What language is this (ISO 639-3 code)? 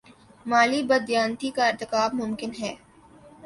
urd